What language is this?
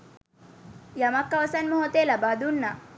Sinhala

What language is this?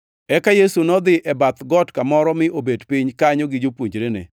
Luo (Kenya and Tanzania)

